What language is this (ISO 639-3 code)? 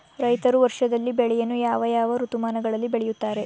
kan